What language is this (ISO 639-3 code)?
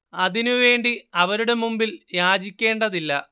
mal